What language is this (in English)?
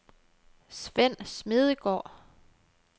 Danish